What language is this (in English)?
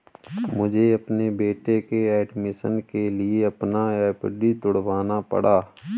Hindi